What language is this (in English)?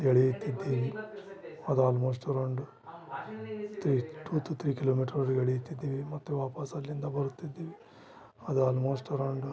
Kannada